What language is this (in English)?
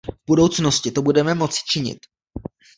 Czech